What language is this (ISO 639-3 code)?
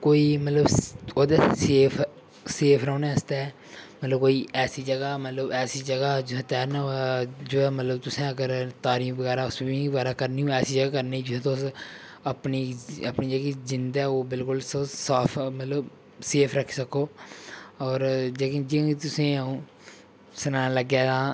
doi